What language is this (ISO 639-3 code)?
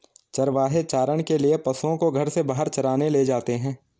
hin